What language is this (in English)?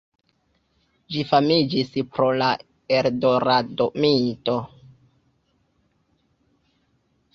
Esperanto